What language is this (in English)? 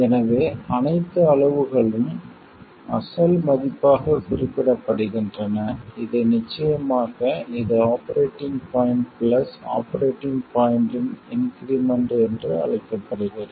Tamil